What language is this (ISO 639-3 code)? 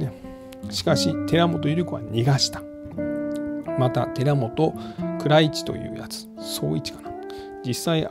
jpn